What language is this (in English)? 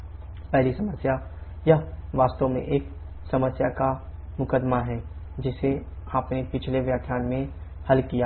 Hindi